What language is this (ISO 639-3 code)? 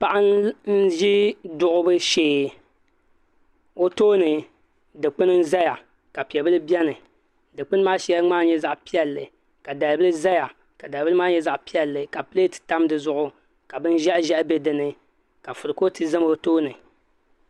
dag